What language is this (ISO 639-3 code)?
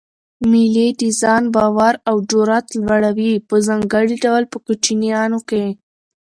pus